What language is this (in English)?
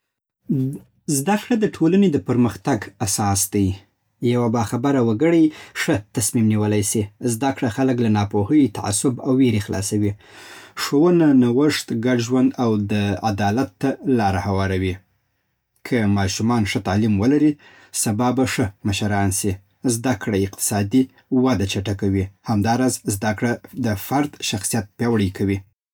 Southern Pashto